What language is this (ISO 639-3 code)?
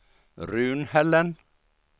swe